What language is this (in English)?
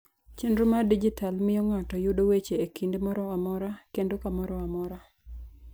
Luo (Kenya and Tanzania)